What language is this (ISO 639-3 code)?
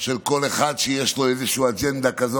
heb